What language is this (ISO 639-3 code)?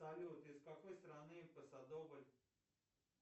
rus